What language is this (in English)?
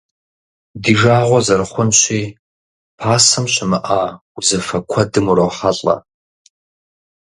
Kabardian